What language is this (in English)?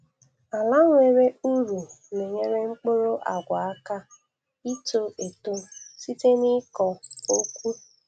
Igbo